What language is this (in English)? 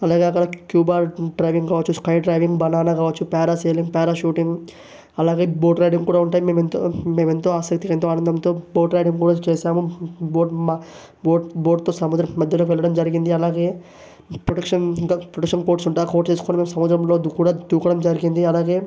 Telugu